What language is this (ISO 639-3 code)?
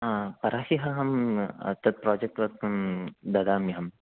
san